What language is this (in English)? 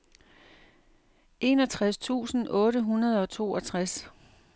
Danish